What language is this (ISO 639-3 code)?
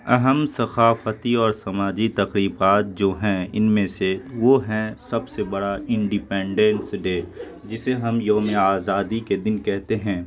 urd